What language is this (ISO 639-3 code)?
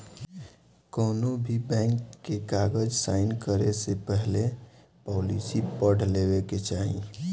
bho